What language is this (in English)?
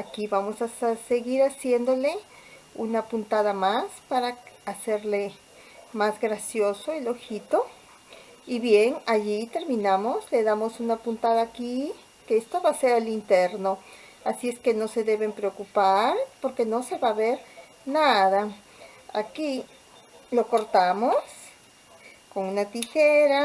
Spanish